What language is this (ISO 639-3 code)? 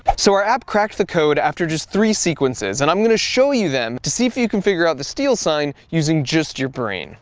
eng